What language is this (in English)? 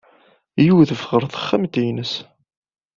Kabyle